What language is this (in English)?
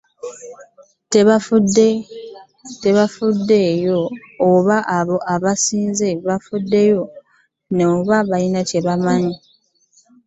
Ganda